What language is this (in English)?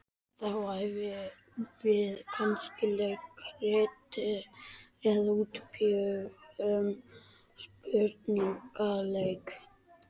Icelandic